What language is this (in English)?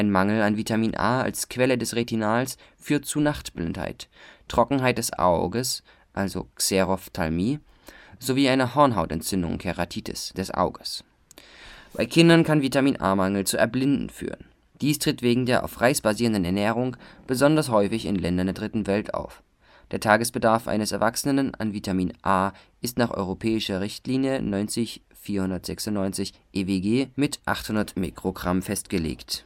German